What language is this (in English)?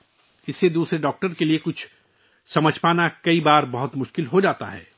Urdu